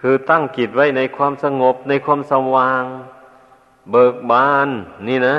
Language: Thai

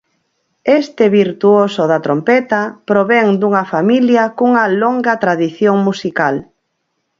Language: Galician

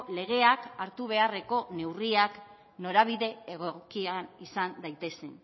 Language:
Basque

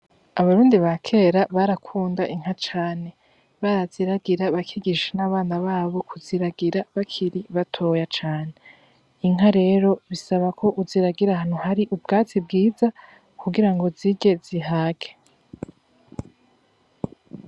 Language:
Rundi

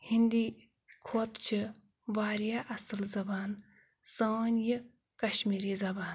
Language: Kashmiri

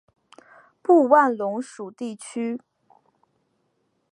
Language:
Chinese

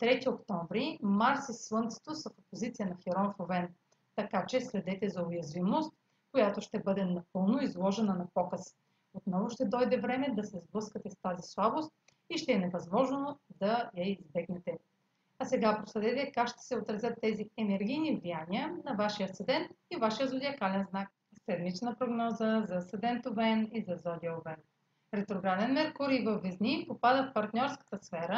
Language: Bulgarian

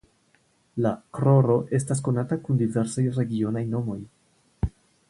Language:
Esperanto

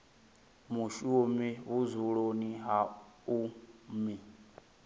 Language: Venda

